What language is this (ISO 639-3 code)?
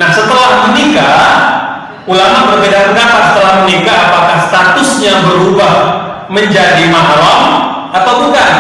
ind